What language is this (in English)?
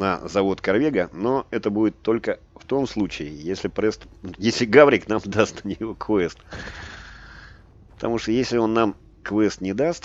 Russian